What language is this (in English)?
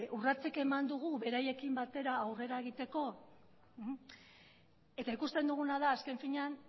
Basque